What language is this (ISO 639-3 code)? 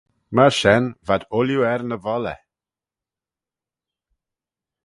glv